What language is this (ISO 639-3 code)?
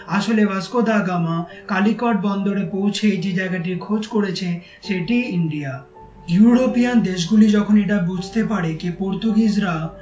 ben